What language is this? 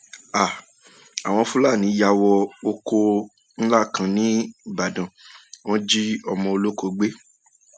Yoruba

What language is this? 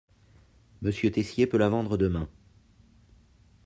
French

